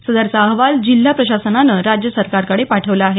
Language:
Marathi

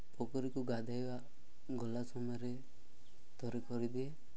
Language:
Odia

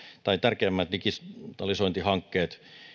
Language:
Finnish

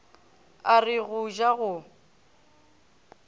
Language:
Northern Sotho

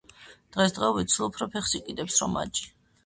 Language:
Georgian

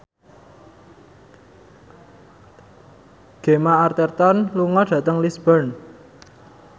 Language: Javanese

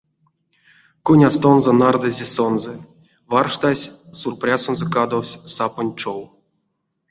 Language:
Erzya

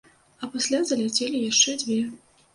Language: Belarusian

